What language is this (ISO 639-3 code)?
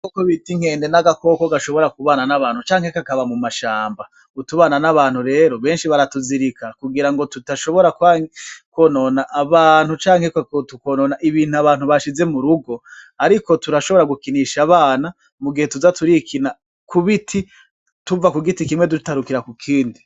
run